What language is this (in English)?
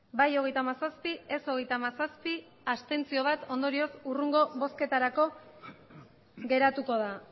Basque